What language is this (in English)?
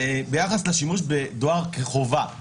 Hebrew